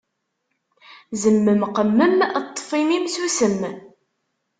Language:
Kabyle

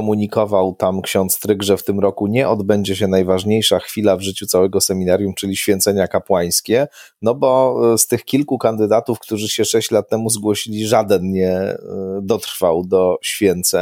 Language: Polish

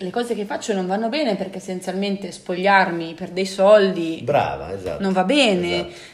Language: Italian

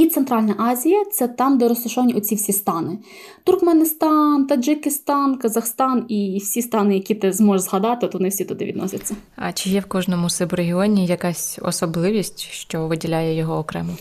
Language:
Ukrainian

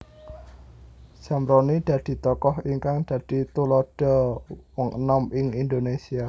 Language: Javanese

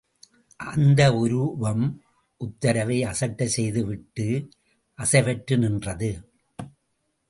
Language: Tamil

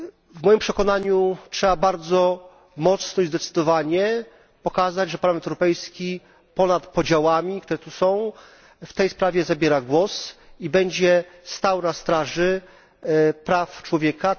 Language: Polish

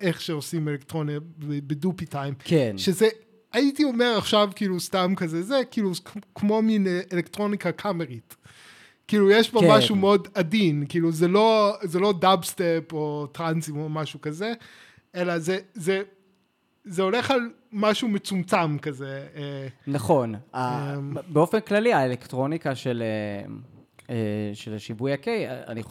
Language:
Hebrew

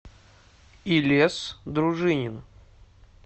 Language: Russian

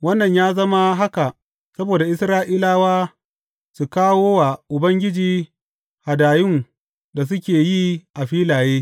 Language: Hausa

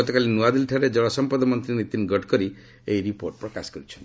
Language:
Odia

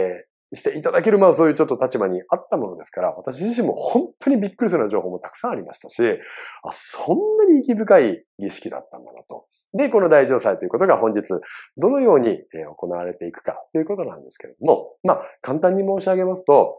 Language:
Japanese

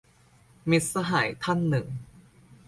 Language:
Thai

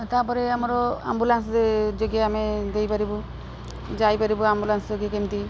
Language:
Odia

